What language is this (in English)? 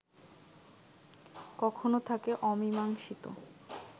Bangla